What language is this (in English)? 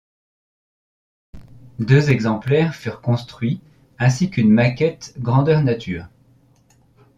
French